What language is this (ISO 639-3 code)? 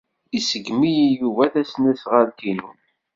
kab